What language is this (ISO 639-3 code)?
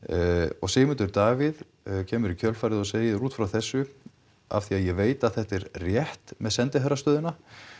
isl